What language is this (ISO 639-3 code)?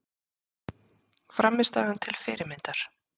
isl